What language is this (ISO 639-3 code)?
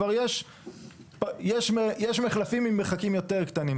heb